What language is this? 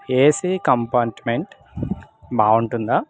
Telugu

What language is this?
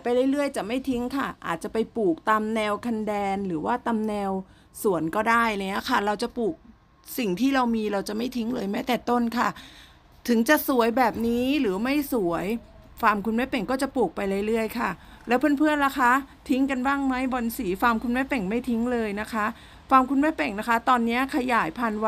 Thai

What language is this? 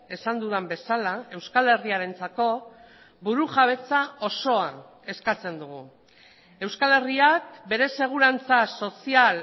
Basque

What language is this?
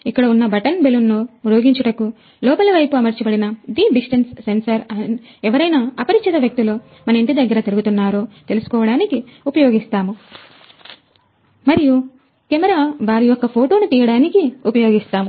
Telugu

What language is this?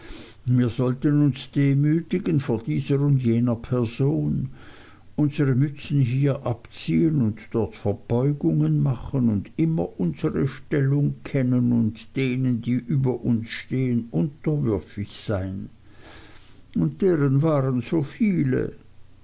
German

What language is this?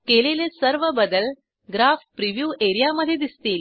Marathi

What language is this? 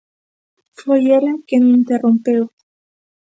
Galician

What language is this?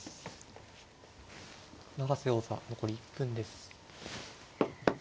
Japanese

